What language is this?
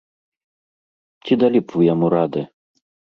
Belarusian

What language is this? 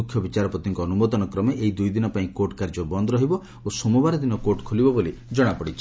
Odia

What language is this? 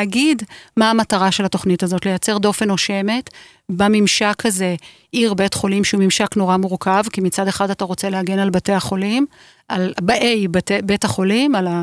Hebrew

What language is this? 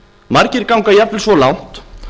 Icelandic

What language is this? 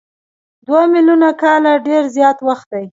Pashto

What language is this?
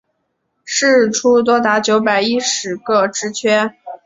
Chinese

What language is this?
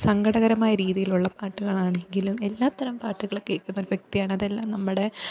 Malayalam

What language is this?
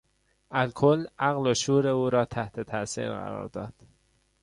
Persian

